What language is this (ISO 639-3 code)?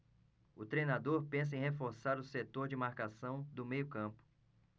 por